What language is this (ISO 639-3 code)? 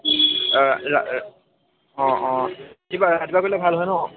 asm